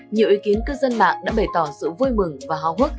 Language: Vietnamese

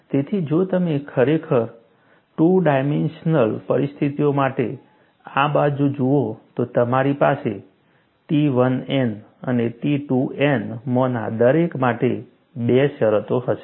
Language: Gujarati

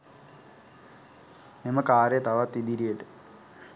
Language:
Sinhala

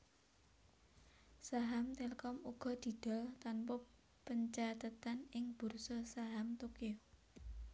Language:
Javanese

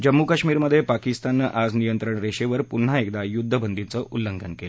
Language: Marathi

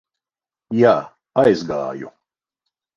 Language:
Latvian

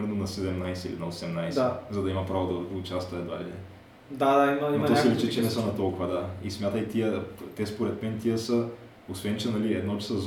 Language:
Bulgarian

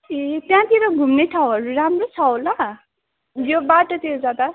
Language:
Nepali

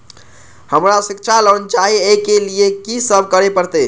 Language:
Maithili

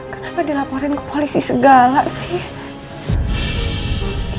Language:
Indonesian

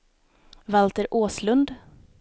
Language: Swedish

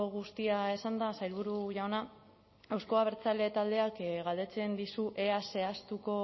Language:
Basque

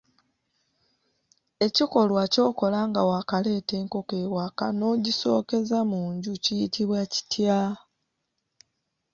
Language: Ganda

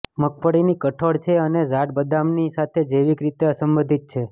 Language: Gujarati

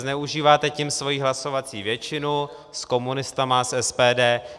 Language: Czech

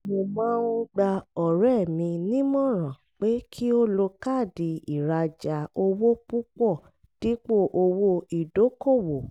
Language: Yoruba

